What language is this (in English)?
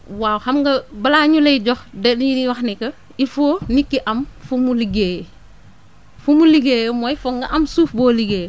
Wolof